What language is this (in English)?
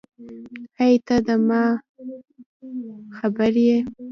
Pashto